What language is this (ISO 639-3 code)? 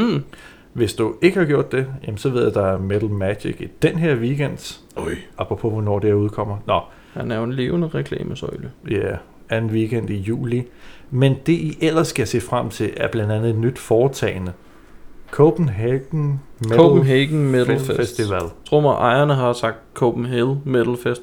dan